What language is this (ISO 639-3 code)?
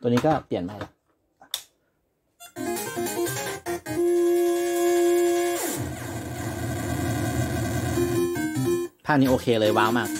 tha